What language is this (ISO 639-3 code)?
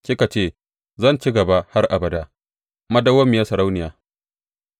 hau